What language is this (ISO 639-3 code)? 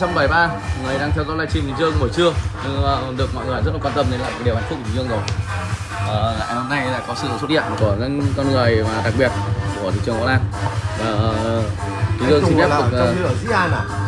vie